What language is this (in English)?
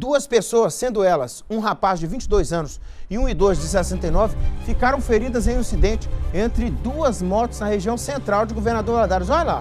Portuguese